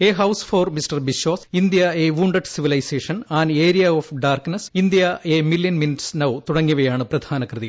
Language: Malayalam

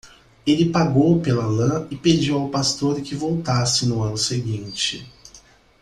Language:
Portuguese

